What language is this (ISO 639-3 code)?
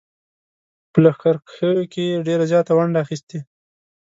pus